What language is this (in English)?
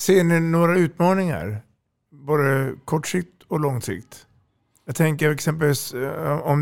Swedish